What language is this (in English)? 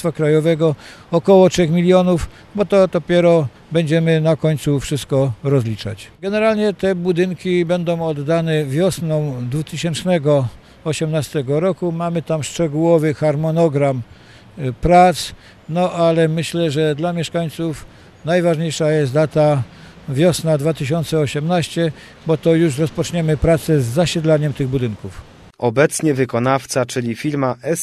Polish